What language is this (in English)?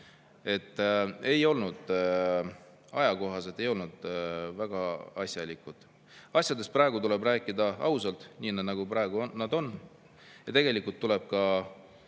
Estonian